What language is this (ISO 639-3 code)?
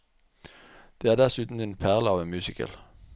nor